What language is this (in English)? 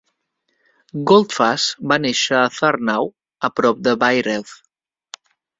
Catalan